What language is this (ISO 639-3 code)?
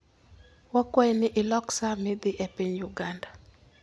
luo